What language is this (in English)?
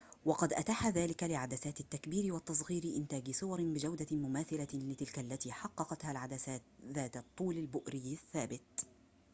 Arabic